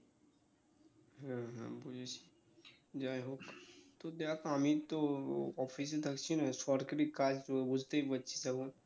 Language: Bangla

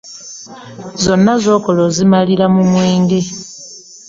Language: Ganda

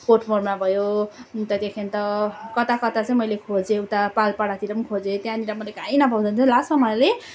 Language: Nepali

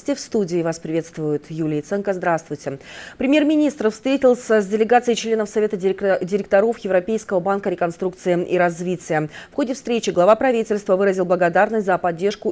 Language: Russian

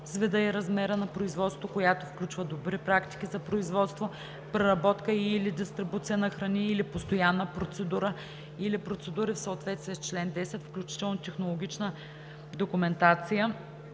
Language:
Bulgarian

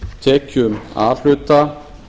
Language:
Icelandic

